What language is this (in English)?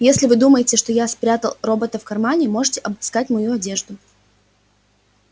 Russian